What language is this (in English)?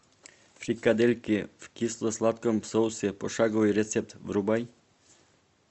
Russian